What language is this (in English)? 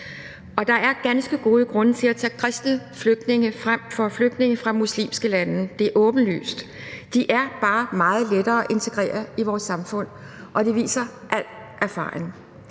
Danish